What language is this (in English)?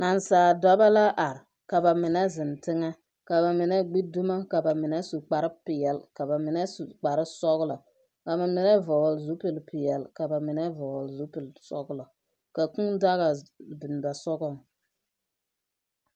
Southern Dagaare